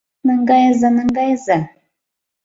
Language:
Mari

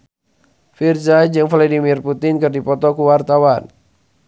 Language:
Sundanese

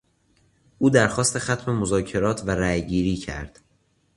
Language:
Persian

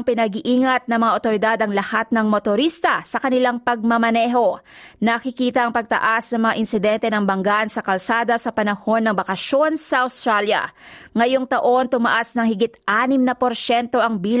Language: Filipino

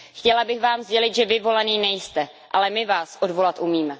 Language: Czech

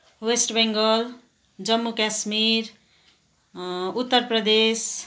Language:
Nepali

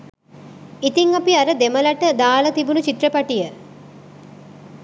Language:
Sinhala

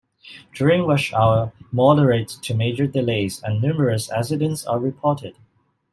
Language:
English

